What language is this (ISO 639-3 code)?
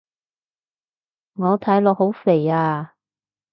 yue